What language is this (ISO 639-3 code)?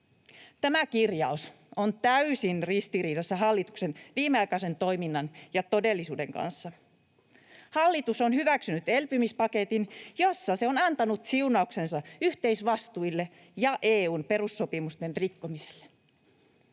fin